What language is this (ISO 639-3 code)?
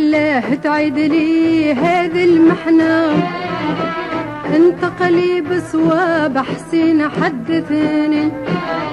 ara